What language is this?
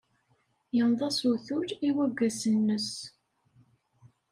Kabyle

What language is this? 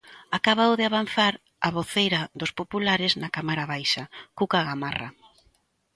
Galician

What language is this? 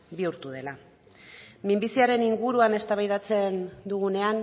Basque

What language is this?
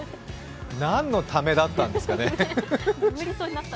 Japanese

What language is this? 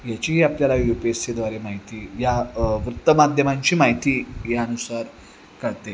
Marathi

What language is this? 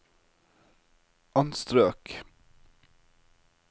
Norwegian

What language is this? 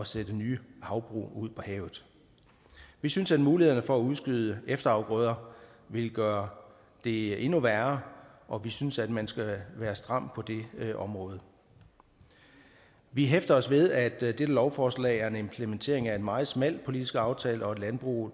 Danish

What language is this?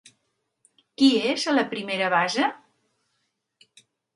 Catalan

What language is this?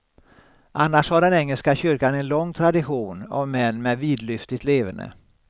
Swedish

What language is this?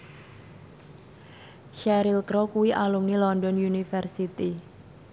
Javanese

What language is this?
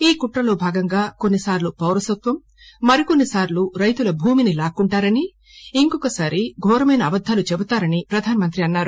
Telugu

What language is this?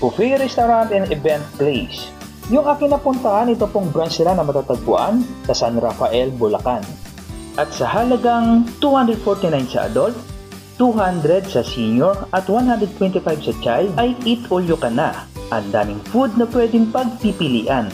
Filipino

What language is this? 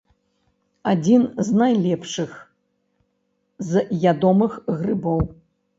Belarusian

